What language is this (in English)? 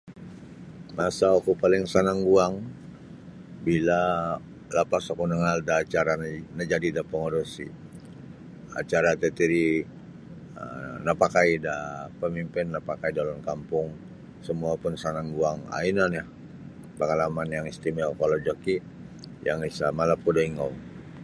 Sabah Bisaya